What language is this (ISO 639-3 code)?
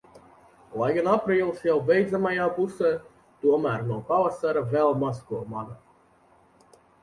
lav